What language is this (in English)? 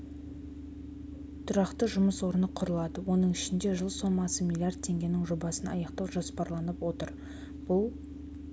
Kazakh